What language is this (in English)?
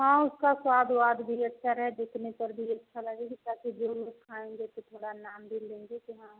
Hindi